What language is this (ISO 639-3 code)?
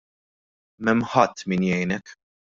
mlt